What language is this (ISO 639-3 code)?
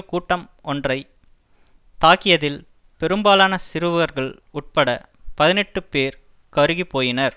tam